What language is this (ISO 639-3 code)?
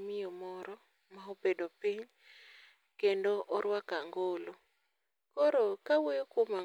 luo